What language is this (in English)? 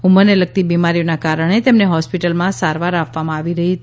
Gujarati